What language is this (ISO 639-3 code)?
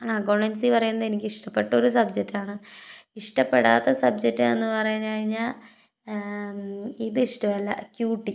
mal